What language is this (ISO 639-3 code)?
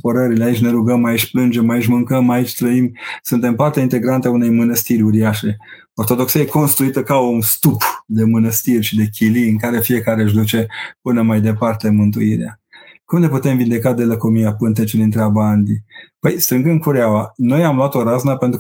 ron